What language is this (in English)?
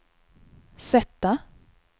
Swedish